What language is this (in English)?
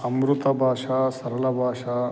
Sanskrit